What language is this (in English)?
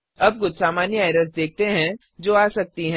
Hindi